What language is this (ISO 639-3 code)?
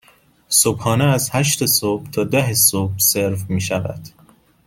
fas